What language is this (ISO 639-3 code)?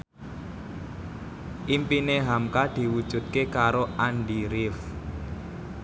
jav